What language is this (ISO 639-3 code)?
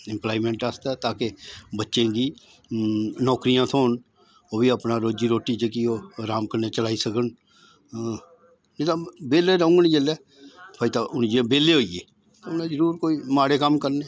doi